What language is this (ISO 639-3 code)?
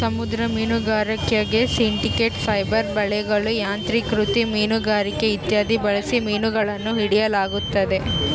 kan